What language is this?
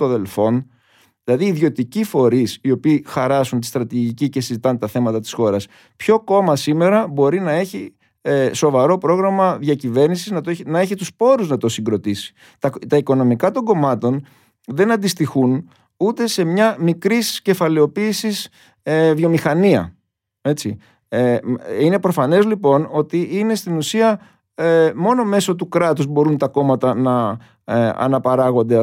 Greek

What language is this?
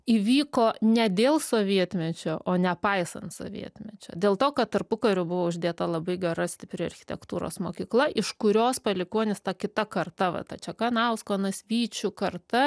Lithuanian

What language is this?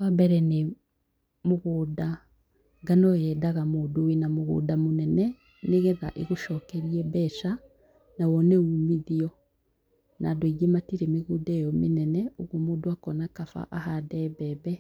Kikuyu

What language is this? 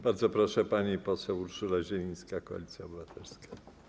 Polish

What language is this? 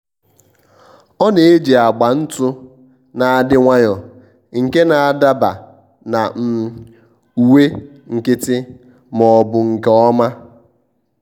Igbo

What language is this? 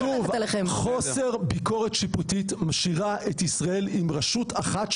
Hebrew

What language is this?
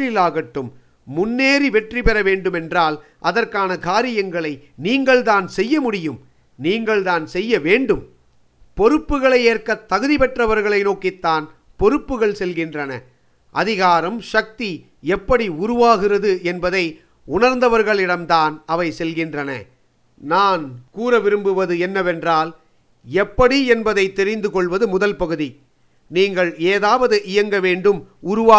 Tamil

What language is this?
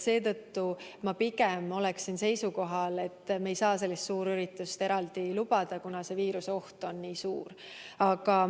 Estonian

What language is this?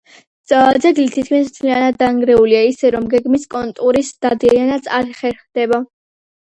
Georgian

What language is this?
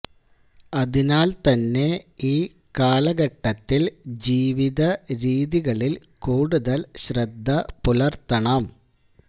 Malayalam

